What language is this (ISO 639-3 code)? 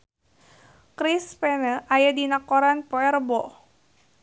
sun